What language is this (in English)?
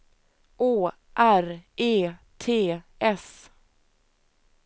Swedish